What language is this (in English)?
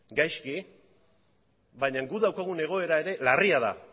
Basque